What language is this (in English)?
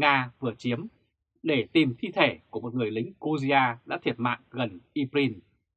Vietnamese